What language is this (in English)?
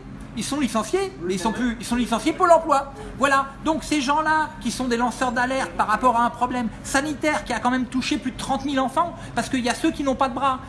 French